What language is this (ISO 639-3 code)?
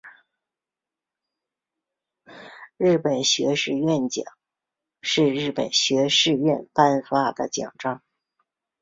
zho